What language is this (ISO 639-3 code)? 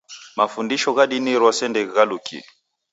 dav